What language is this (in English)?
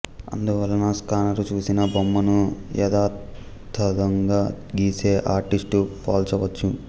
Telugu